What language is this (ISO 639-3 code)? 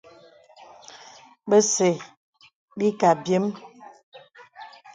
beb